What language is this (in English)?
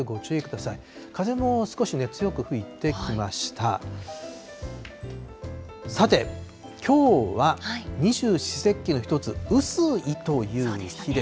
Japanese